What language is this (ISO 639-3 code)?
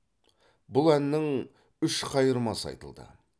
kaz